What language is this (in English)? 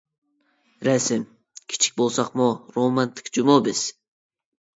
Uyghur